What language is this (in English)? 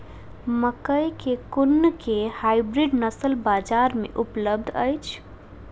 Maithili